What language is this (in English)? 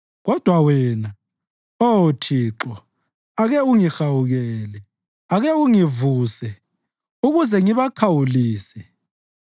North Ndebele